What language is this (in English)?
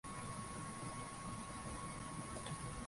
Swahili